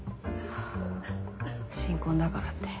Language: Japanese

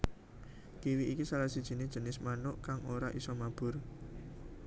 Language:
Javanese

